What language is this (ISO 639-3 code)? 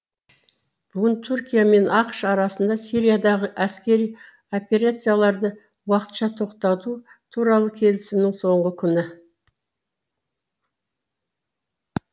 kaz